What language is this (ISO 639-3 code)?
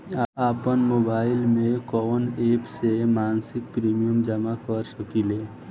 bho